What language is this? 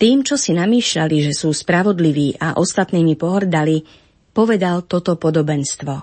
Slovak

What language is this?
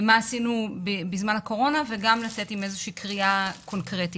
Hebrew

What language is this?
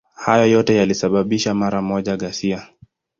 Swahili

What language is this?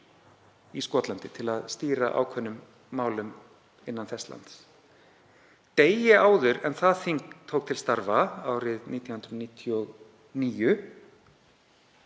Icelandic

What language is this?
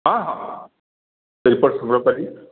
Odia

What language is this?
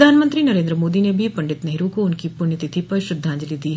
Hindi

